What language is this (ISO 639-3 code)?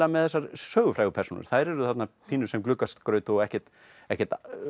isl